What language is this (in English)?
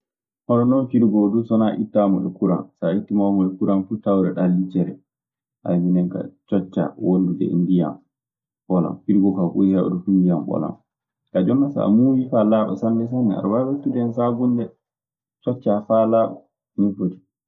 Maasina Fulfulde